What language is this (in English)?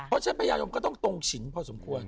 Thai